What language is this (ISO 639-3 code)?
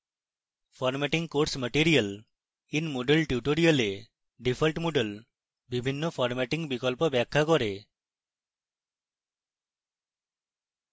ben